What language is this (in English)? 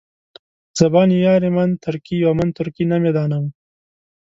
Pashto